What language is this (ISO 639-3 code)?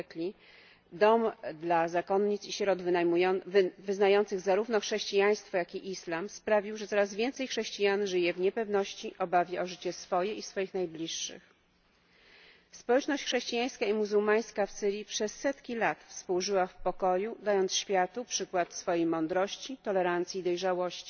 pol